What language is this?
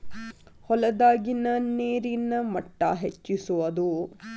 Kannada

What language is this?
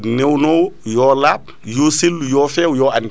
Fula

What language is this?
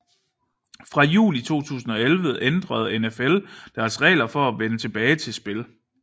Danish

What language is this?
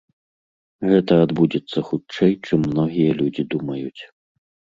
Belarusian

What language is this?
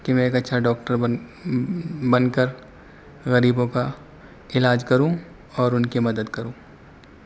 Urdu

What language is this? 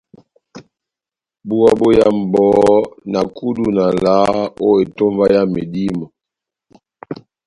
Batanga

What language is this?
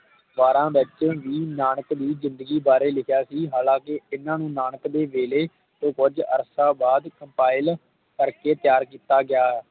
Punjabi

